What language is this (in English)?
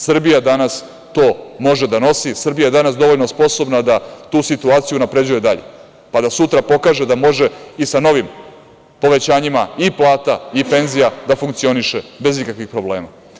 Serbian